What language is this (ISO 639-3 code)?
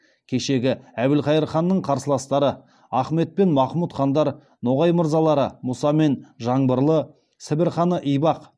kaz